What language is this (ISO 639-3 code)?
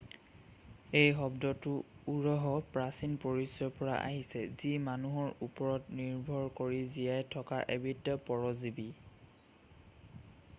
asm